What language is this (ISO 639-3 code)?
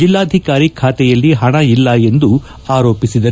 kan